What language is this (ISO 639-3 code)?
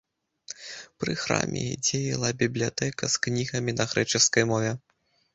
bel